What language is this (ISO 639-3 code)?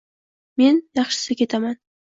uzb